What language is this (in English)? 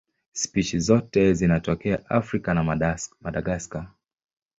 Swahili